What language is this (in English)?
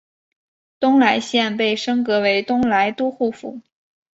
Chinese